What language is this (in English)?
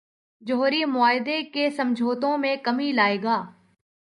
Urdu